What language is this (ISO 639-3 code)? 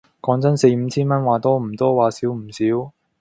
yue